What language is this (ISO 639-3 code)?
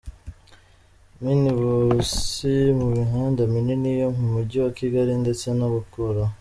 kin